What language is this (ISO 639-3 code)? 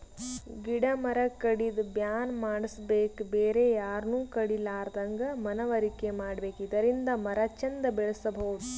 kan